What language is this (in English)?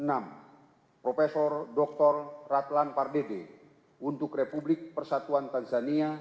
Indonesian